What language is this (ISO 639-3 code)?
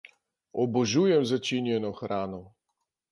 slv